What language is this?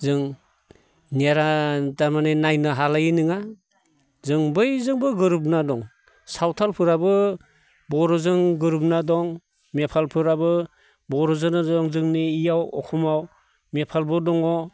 Bodo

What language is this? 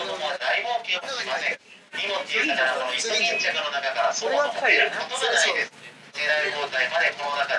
Japanese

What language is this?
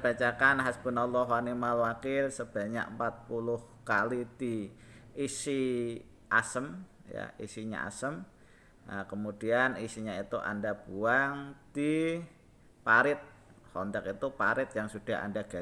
Indonesian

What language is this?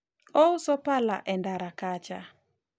Luo (Kenya and Tanzania)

